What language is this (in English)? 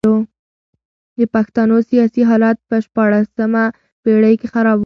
Pashto